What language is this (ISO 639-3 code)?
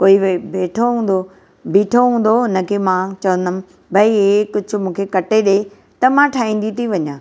snd